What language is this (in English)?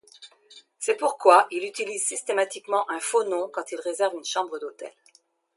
French